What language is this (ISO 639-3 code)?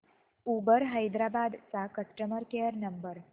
mar